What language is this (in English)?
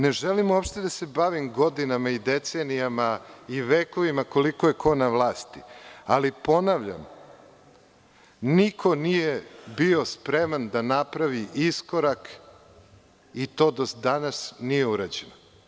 Serbian